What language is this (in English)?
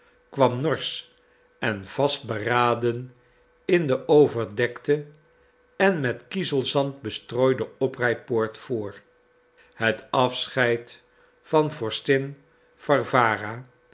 Dutch